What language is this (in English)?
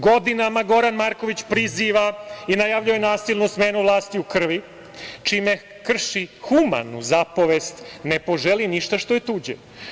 Serbian